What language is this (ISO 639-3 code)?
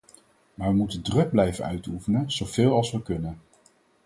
nld